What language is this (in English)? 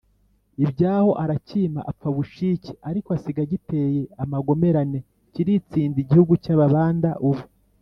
Kinyarwanda